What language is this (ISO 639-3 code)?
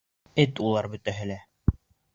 bak